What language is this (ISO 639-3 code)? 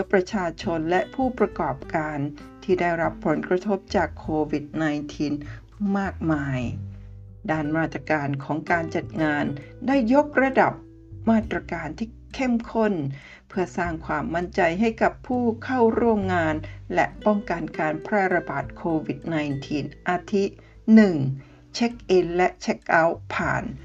tha